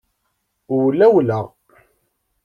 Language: Kabyle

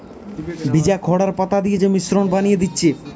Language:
Bangla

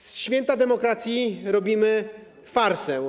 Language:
Polish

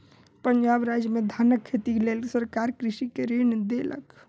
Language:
Maithili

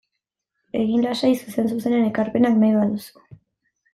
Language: Basque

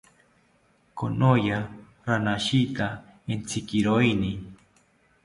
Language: South Ucayali Ashéninka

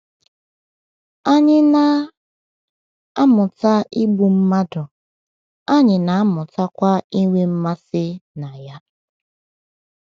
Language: Igbo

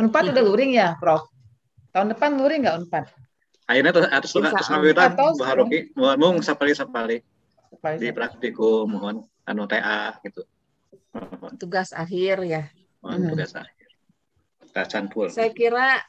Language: Indonesian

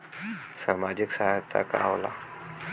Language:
Bhojpuri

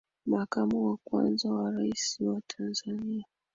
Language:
Swahili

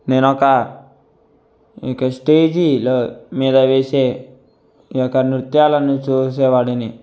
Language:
Telugu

